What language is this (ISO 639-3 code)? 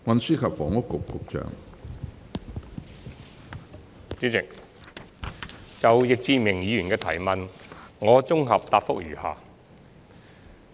yue